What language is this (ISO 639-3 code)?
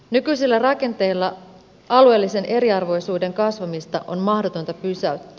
fin